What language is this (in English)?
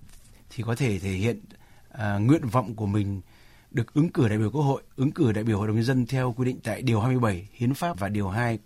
Vietnamese